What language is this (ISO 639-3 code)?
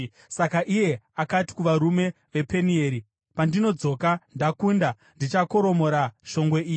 sna